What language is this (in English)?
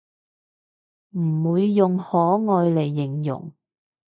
Cantonese